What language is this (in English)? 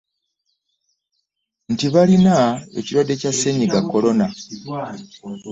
Ganda